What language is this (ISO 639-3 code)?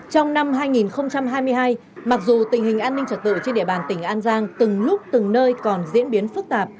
vie